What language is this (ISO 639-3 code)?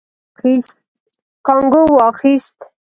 pus